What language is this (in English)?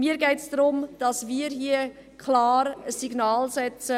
Swiss German